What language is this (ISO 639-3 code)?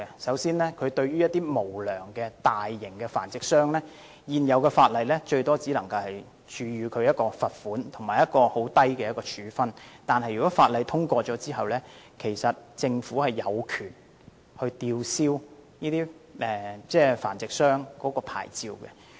yue